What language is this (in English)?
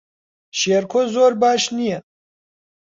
Central Kurdish